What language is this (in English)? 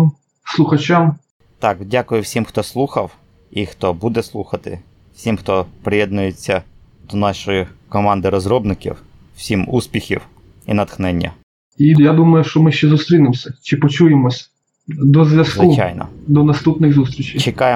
Ukrainian